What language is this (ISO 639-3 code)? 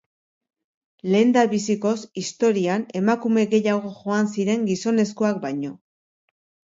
eus